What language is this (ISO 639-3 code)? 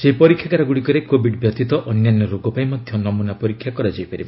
ori